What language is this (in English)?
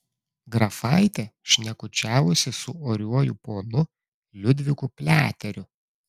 Lithuanian